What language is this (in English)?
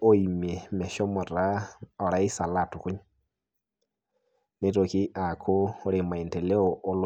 Masai